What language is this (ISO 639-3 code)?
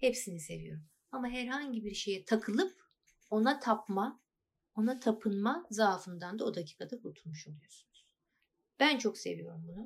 tur